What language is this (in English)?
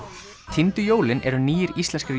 Icelandic